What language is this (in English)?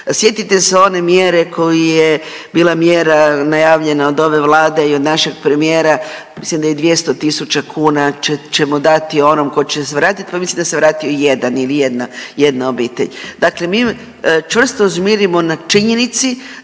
Croatian